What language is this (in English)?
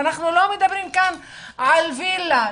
Hebrew